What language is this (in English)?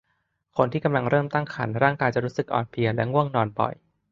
Thai